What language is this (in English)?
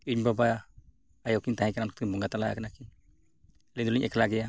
Santali